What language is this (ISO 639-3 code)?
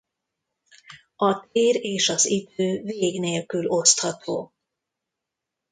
hun